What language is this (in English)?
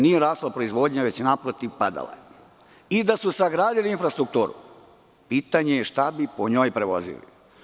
Serbian